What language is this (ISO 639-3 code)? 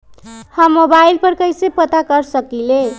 mag